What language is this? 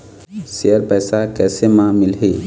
Chhattisgarhi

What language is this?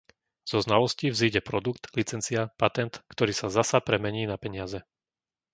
Slovak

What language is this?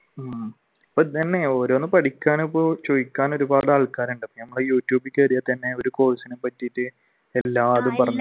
Malayalam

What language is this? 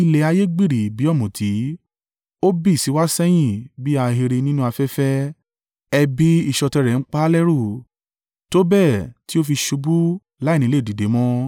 Yoruba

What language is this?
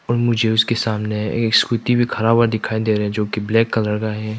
Hindi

